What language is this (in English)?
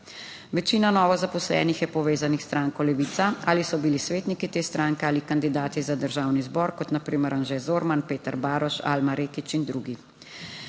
Slovenian